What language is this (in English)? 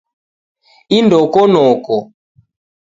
Taita